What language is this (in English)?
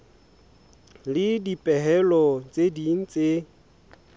Southern Sotho